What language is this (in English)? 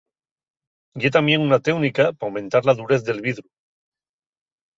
Asturian